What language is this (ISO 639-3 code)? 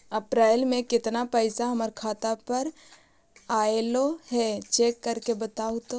mag